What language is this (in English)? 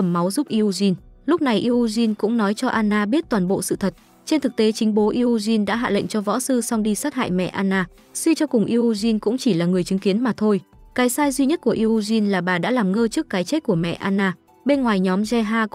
Vietnamese